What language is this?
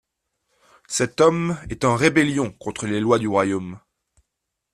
French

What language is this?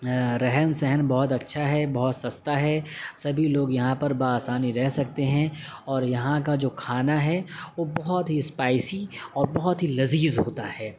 Urdu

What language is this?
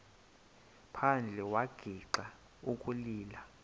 Xhosa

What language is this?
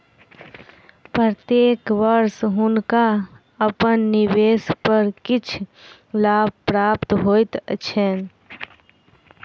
Maithili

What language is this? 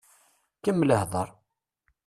Kabyle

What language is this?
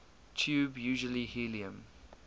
English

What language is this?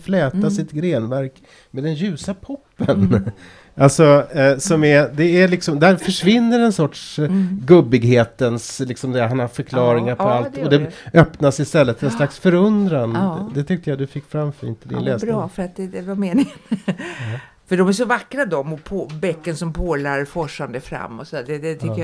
Swedish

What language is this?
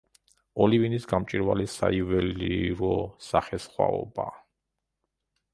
Georgian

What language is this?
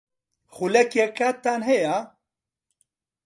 Central Kurdish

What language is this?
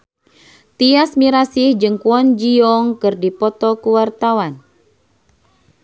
Sundanese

